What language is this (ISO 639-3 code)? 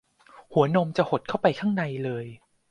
tha